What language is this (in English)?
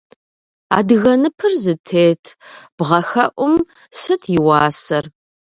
Kabardian